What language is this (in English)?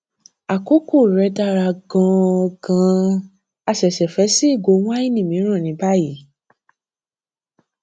Yoruba